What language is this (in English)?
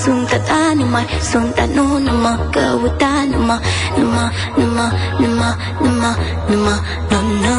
Romanian